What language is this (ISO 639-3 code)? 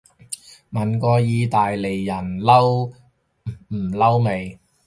yue